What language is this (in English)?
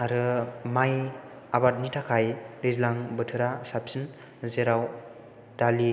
Bodo